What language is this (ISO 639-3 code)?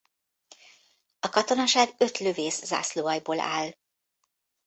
hun